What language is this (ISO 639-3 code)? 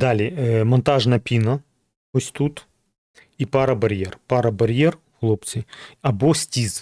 ukr